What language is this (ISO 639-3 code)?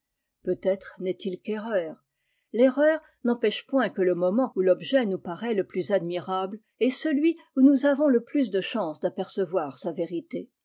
fra